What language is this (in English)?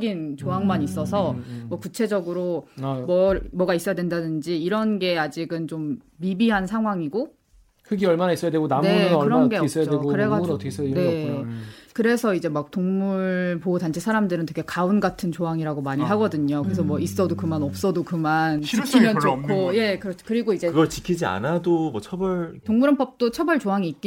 Korean